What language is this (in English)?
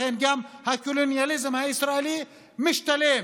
Hebrew